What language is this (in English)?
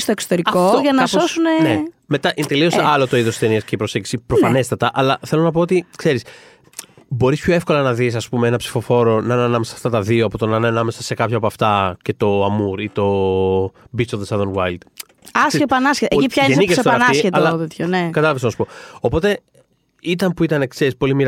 Greek